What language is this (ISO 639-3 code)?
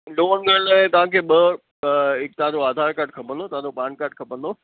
snd